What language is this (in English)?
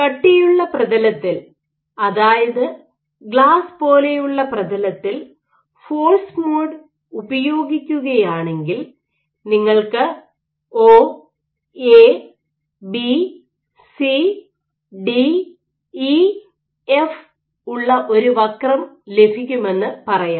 Malayalam